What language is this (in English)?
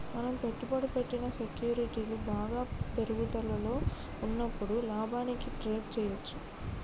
Telugu